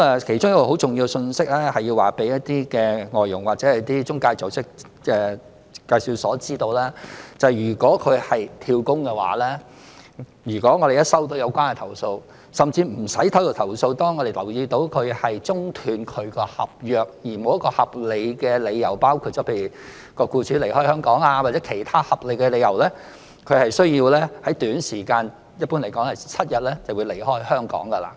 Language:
Cantonese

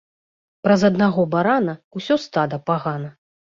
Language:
Belarusian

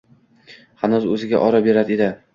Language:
Uzbek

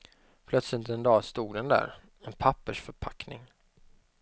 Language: Swedish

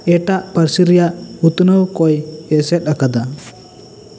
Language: Santali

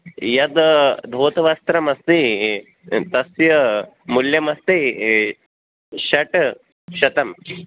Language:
Sanskrit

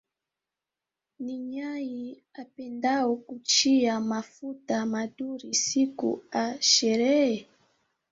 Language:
Swahili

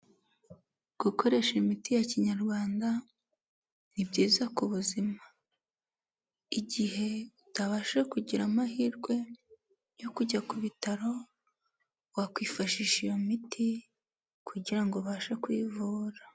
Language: Kinyarwanda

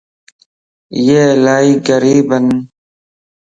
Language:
Lasi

